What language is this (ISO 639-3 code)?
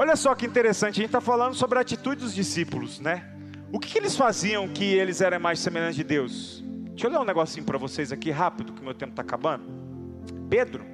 por